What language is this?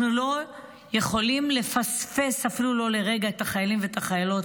Hebrew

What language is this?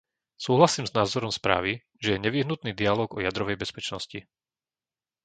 Slovak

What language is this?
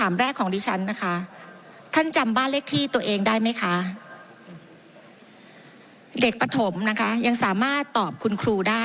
Thai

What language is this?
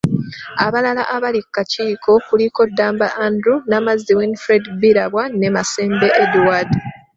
Ganda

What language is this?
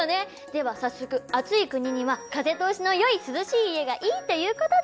Japanese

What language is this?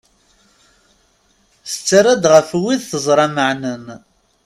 Kabyle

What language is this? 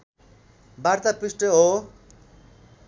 Nepali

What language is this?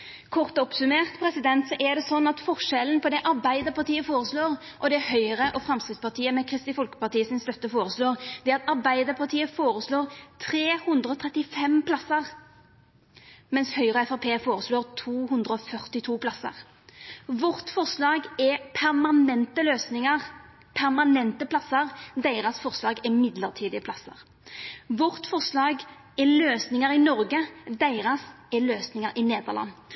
Norwegian Nynorsk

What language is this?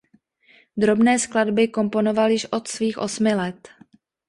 Czech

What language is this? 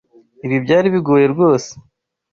Kinyarwanda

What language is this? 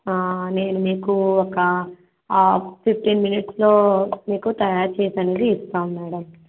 Telugu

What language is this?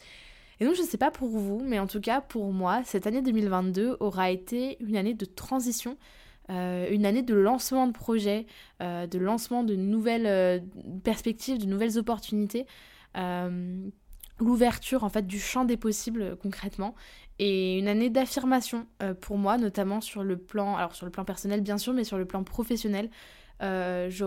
French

